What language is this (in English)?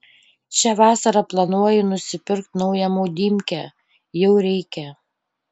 Lithuanian